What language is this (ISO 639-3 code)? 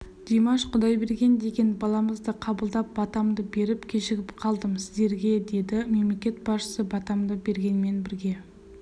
kaz